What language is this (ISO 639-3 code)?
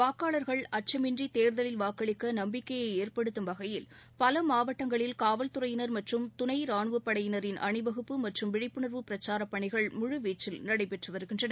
tam